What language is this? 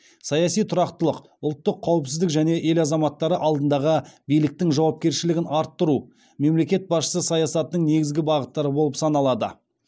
Kazakh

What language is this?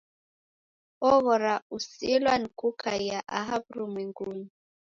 Taita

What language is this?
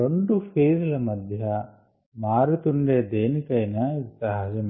Telugu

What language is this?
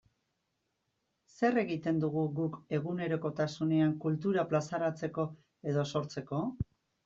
Basque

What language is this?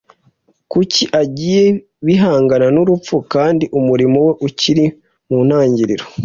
Kinyarwanda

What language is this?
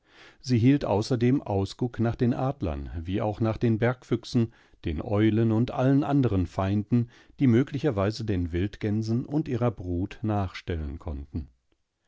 German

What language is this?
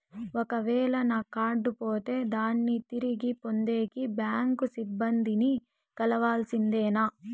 Telugu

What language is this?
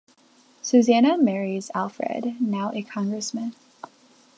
English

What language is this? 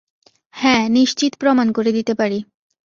Bangla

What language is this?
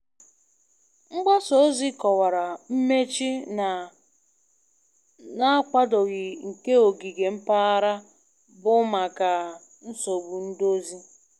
Igbo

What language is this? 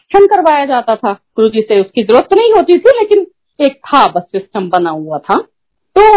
Hindi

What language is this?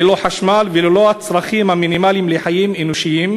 Hebrew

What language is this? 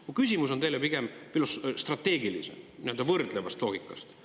Estonian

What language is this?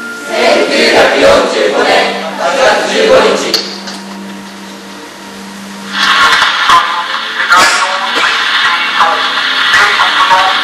Japanese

